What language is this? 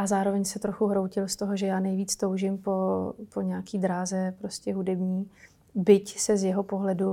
Czech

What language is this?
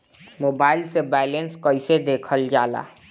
Bhojpuri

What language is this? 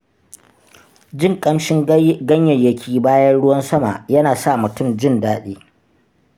Hausa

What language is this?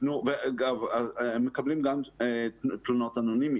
Hebrew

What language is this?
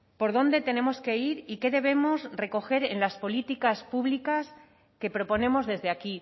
Spanish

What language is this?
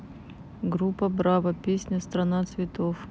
Russian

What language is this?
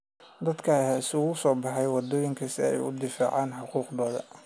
Somali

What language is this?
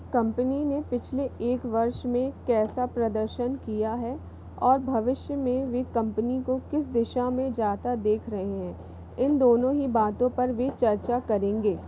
Hindi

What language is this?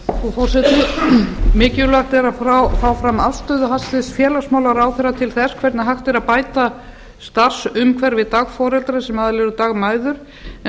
Icelandic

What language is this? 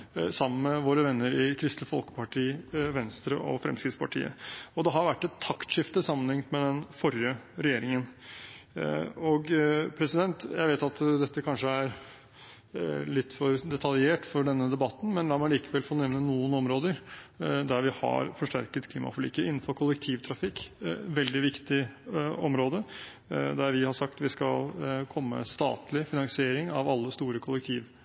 Norwegian Bokmål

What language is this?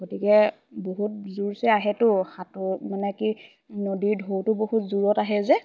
Assamese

